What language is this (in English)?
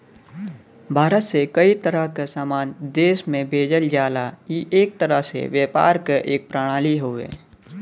Bhojpuri